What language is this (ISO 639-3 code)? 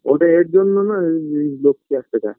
ben